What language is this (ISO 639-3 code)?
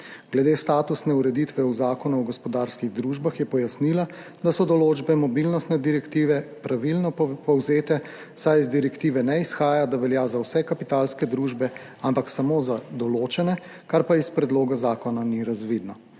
slv